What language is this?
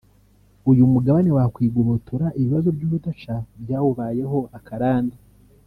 Kinyarwanda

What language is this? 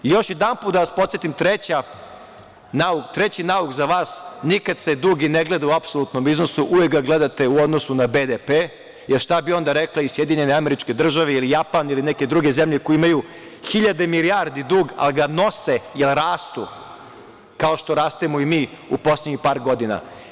Serbian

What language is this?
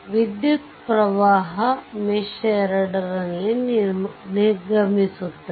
Kannada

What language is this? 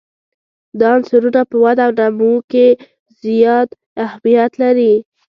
Pashto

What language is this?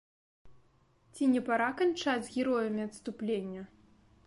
Belarusian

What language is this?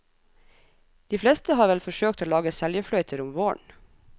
Norwegian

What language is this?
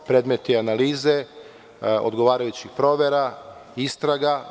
Serbian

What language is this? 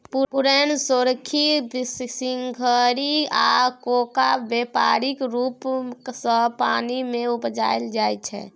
Maithili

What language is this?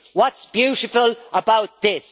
English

